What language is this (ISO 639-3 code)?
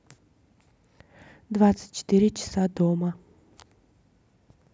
rus